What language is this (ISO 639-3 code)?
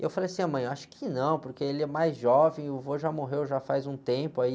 por